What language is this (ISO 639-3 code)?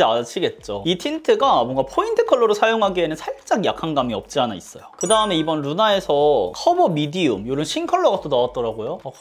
kor